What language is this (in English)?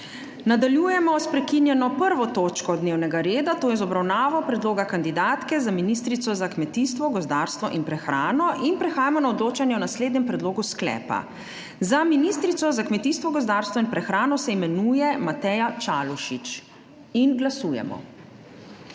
Slovenian